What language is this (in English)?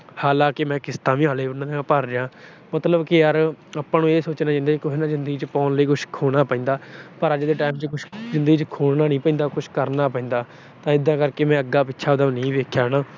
Punjabi